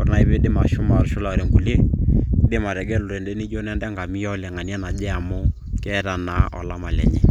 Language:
Masai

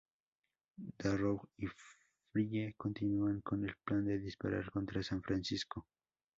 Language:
Spanish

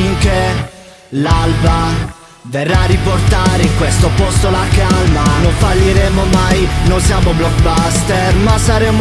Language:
Italian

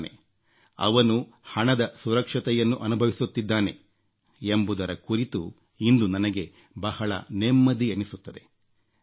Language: Kannada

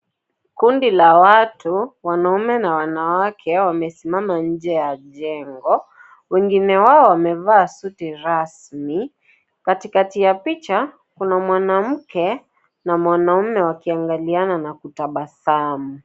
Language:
Swahili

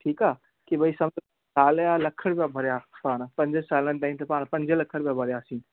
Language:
Sindhi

